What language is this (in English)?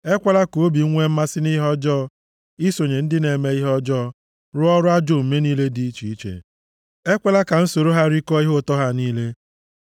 Igbo